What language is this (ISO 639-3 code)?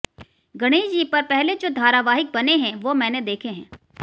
hin